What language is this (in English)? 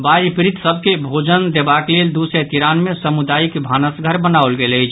Maithili